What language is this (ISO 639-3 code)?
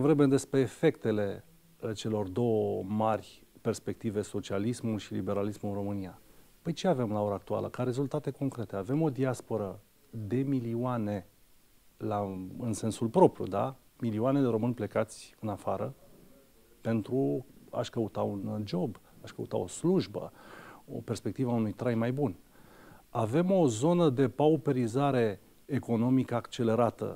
ron